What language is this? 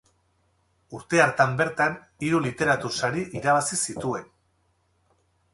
Basque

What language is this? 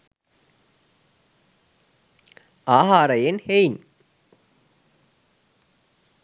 Sinhala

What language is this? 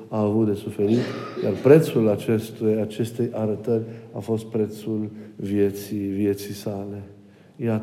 Romanian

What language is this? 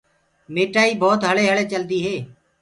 Gurgula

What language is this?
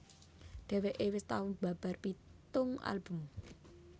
Javanese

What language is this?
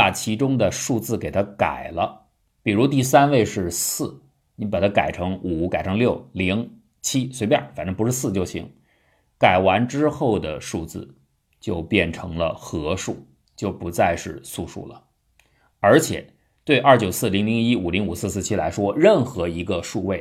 Chinese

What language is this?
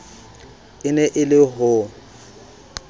Southern Sotho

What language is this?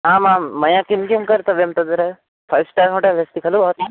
Sanskrit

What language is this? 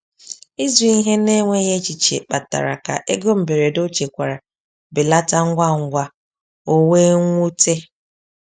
Igbo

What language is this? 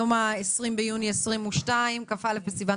Hebrew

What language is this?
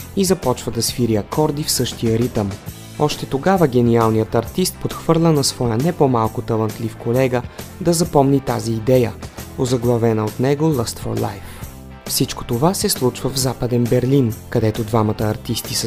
Bulgarian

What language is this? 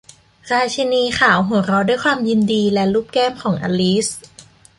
Thai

